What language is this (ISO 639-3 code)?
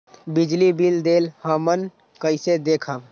mag